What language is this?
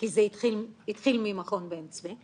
Hebrew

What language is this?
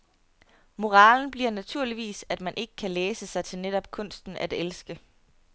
Danish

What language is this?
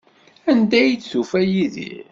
Kabyle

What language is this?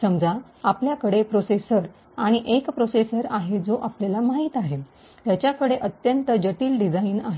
Marathi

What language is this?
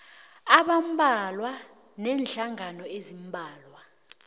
South Ndebele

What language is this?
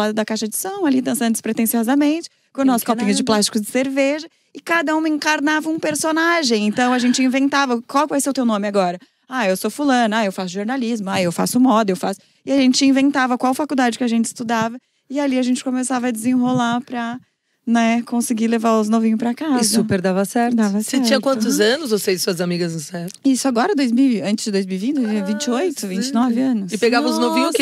Portuguese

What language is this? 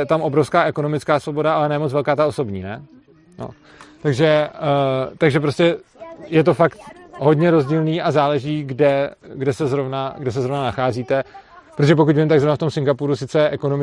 Czech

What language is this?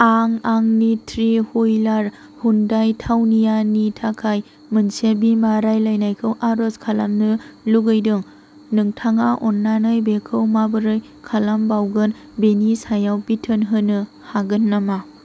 Bodo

